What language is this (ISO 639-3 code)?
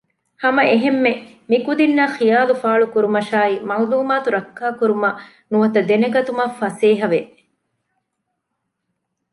div